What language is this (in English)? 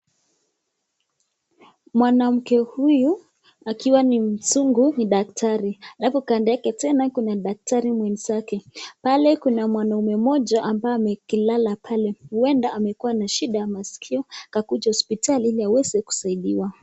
Swahili